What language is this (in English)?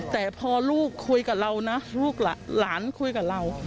Thai